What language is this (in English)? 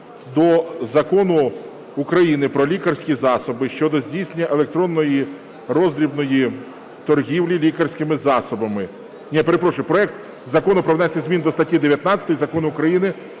Ukrainian